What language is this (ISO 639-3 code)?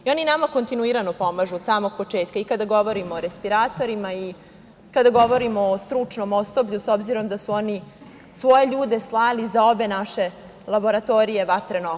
srp